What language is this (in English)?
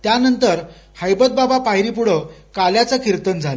Marathi